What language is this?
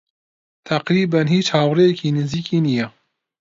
Central Kurdish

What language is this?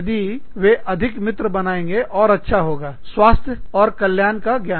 Hindi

